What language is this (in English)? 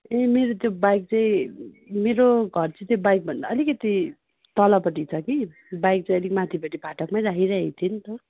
Nepali